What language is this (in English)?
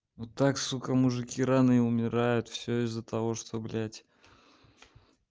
Russian